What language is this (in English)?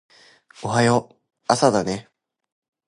Japanese